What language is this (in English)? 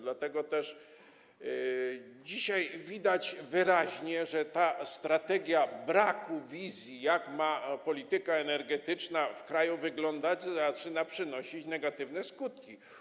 Polish